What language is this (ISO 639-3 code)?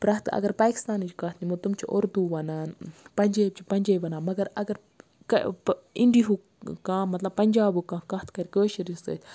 kas